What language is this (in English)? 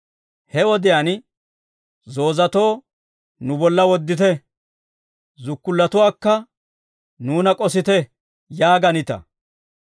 Dawro